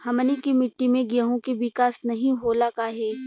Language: Bhojpuri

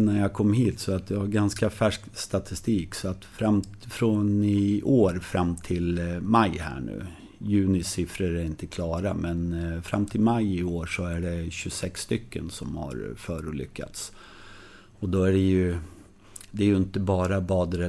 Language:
Swedish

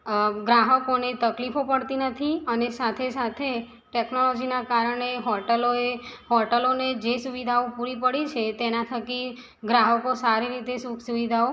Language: Gujarati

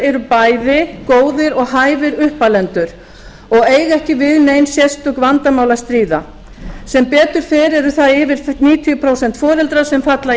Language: Icelandic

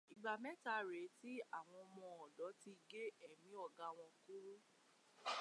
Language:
Yoruba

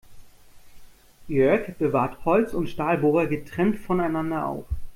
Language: German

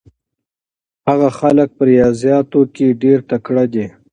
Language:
Pashto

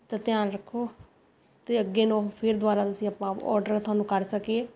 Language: Punjabi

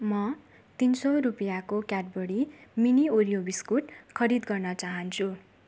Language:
Nepali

